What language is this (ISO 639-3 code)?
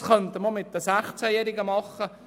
gsw